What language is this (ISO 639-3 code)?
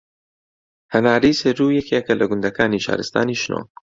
ckb